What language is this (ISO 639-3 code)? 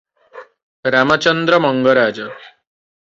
ori